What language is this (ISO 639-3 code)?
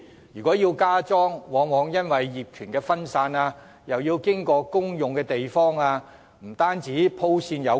yue